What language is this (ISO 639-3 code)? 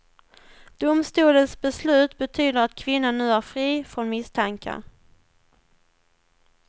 swe